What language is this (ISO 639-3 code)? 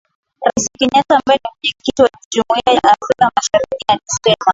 swa